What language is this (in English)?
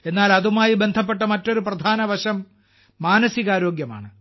Malayalam